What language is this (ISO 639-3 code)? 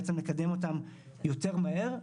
heb